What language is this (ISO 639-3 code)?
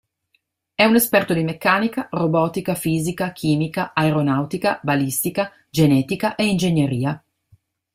ita